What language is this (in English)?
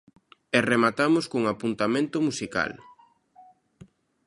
Galician